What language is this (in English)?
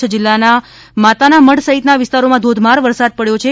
Gujarati